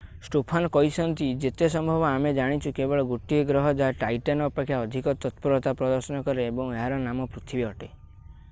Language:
Odia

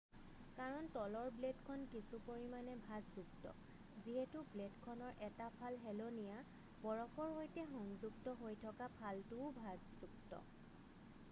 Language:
Assamese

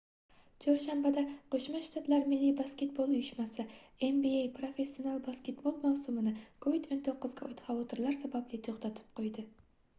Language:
Uzbek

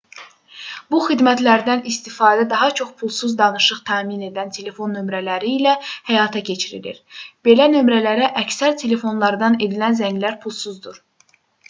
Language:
Azerbaijani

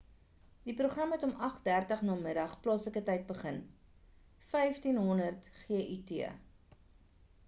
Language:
Afrikaans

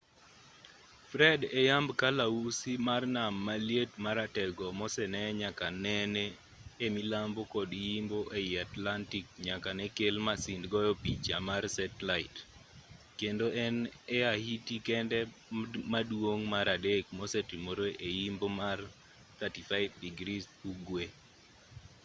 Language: Luo (Kenya and Tanzania)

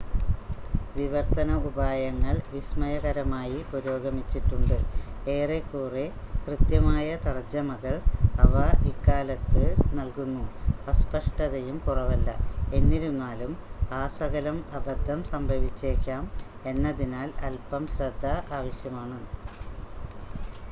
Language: Malayalam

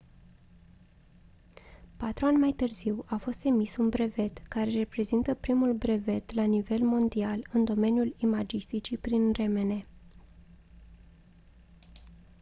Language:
Romanian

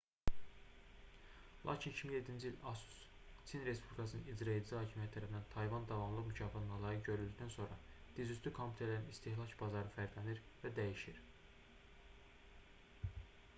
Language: Azerbaijani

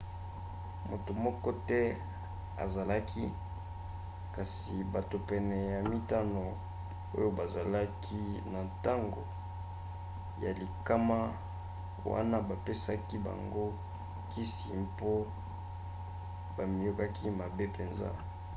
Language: Lingala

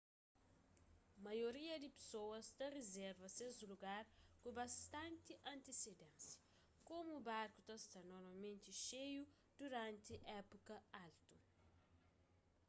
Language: Kabuverdianu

